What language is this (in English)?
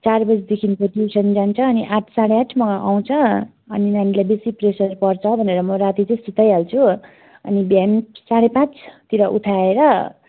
Nepali